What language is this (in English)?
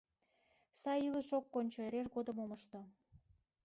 Mari